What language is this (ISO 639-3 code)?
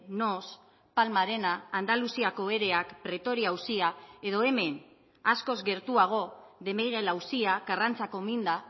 eus